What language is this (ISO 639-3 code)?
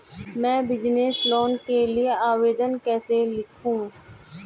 hin